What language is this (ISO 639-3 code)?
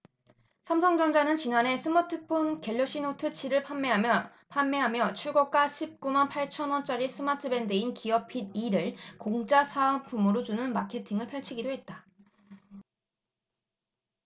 kor